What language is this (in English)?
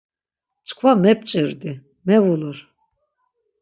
Laz